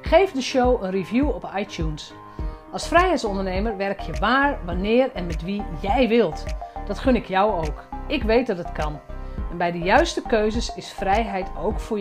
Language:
Dutch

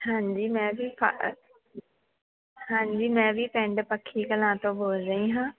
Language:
Punjabi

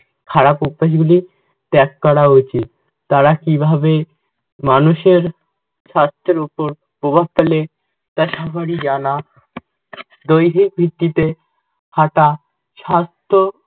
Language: Bangla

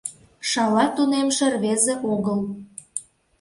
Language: Mari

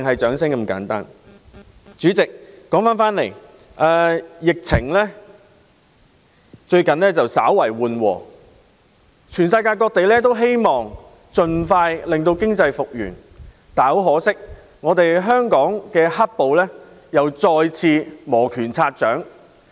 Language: Cantonese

